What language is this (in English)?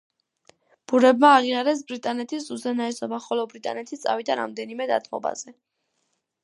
Georgian